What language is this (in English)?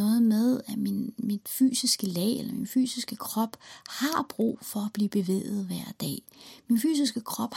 Danish